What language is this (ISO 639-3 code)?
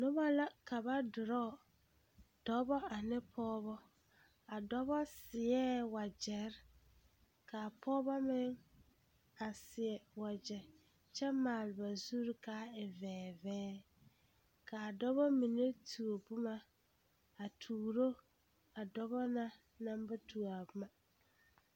dga